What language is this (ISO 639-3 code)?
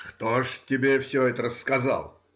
rus